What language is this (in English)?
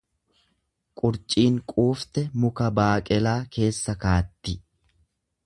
Oromo